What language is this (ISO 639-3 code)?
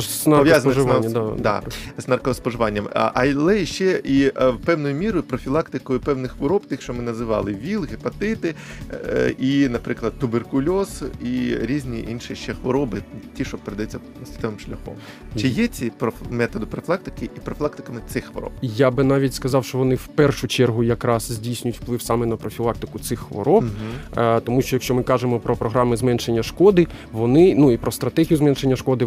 ukr